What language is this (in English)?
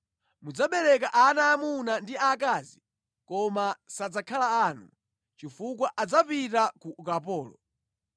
Nyanja